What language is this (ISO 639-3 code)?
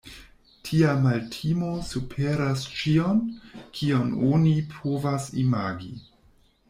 epo